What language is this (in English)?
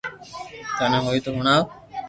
Loarki